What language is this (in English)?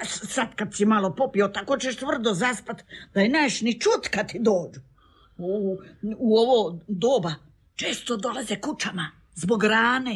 Croatian